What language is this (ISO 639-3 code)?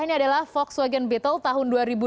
ind